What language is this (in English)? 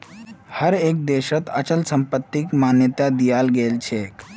Magahi